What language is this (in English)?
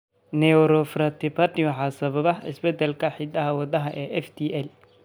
Somali